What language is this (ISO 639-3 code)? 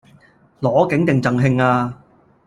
yue